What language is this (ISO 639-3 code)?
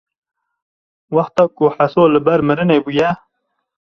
kur